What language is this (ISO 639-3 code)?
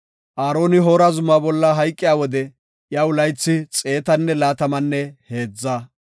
gof